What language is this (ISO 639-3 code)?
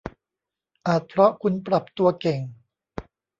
tha